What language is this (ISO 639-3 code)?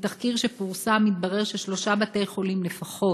heb